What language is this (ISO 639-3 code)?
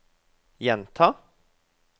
nor